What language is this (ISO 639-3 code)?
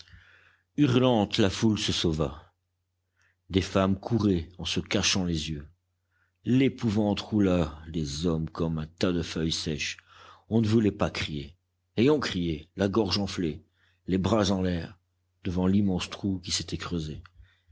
fra